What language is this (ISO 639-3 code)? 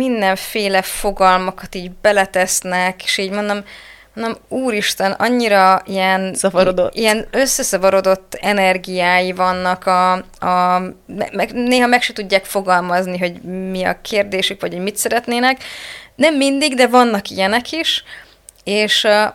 hun